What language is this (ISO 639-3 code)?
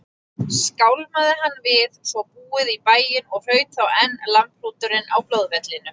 isl